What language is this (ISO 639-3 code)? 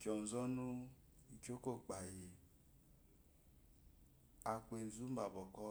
afo